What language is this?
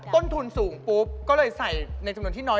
Thai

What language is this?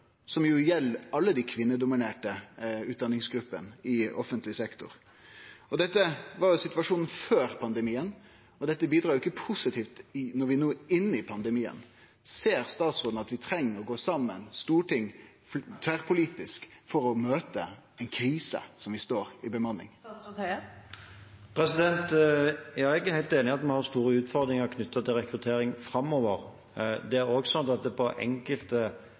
Norwegian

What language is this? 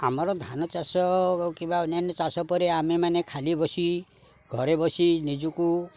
Odia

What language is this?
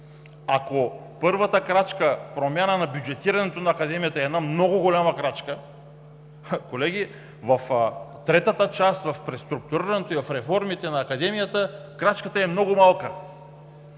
Bulgarian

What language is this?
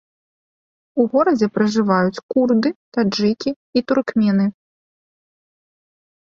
Belarusian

